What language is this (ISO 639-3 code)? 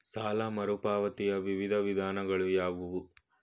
kan